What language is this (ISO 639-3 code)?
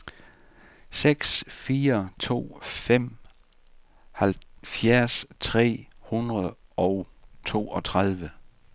dan